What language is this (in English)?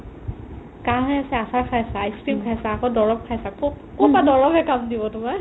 Assamese